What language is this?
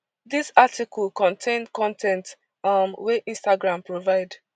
Nigerian Pidgin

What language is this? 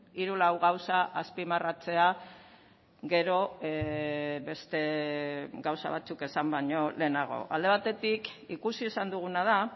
Basque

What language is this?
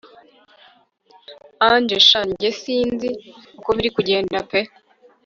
Kinyarwanda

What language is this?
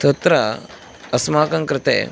Sanskrit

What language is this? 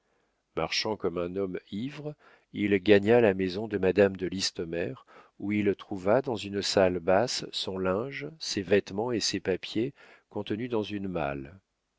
French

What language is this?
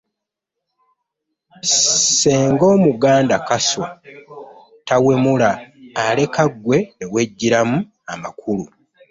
Ganda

